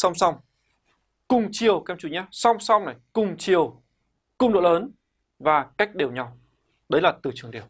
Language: Vietnamese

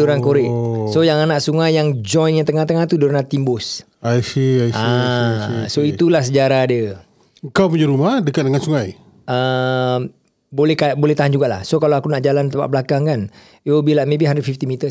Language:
Malay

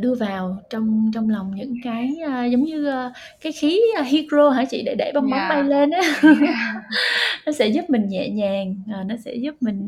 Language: Vietnamese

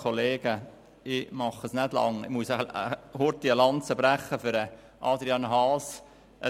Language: Swiss German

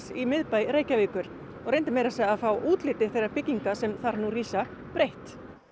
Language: Icelandic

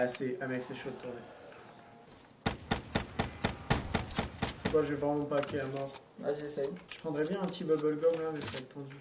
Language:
French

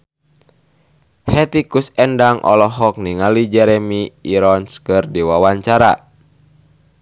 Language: Sundanese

